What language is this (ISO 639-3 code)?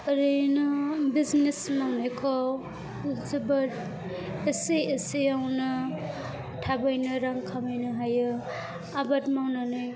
brx